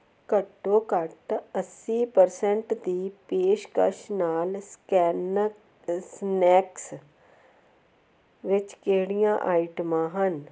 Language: Punjabi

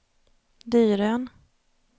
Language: Swedish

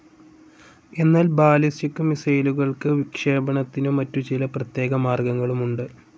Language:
Malayalam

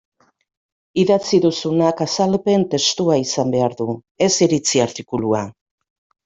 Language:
Basque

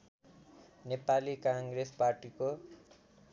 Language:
Nepali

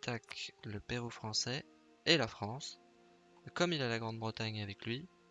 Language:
French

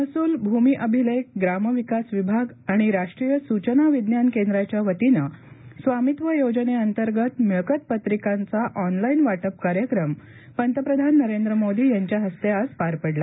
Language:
Marathi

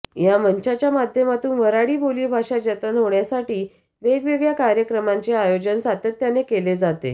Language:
Marathi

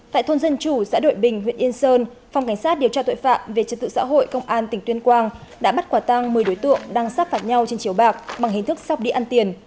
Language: Vietnamese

